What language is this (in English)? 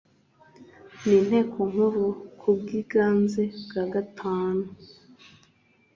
Kinyarwanda